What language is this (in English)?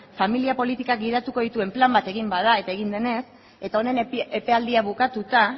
Basque